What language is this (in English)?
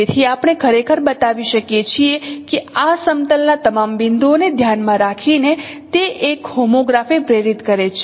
Gujarati